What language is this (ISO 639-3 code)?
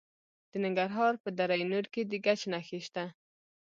pus